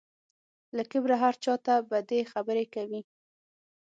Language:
Pashto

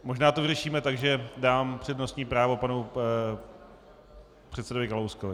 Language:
Czech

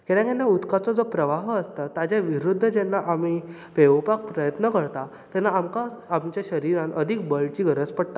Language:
Konkani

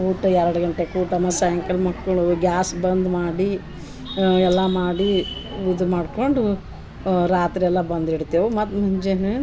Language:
Kannada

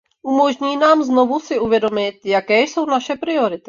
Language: Czech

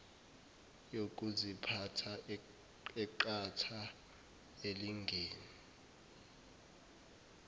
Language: Zulu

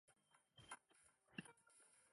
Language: Chinese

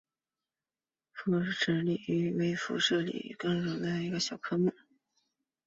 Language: Chinese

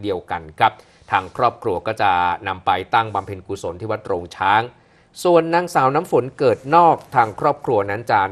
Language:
Thai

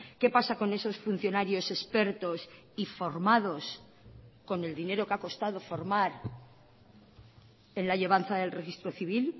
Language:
Spanish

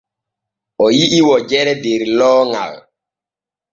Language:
Borgu Fulfulde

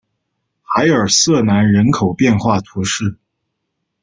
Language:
Chinese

